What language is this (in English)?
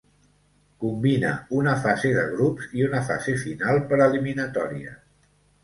Catalan